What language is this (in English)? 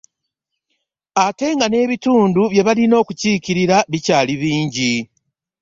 Ganda